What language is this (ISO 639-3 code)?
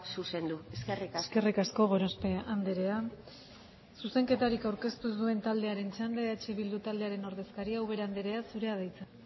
eus